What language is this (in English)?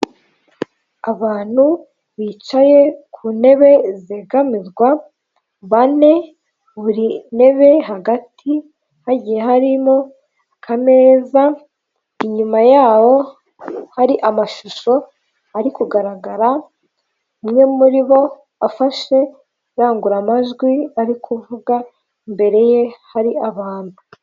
Kinyarwanda